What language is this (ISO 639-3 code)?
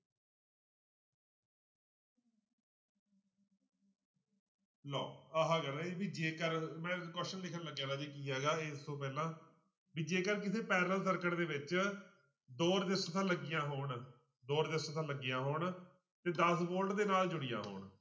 pan